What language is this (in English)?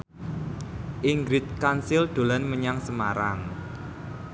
Javanese